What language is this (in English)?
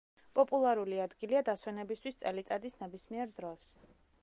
Georgian